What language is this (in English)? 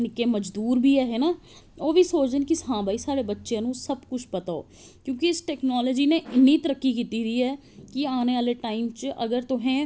Dogri